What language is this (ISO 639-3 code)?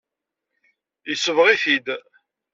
kab